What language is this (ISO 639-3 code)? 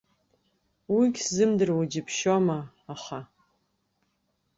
abk